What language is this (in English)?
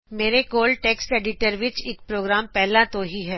Punjabi